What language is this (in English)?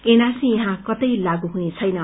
Nepali